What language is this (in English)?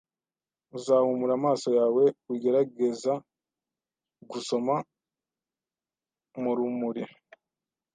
Kinyarwanda